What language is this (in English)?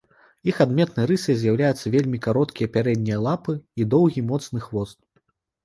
Belarusian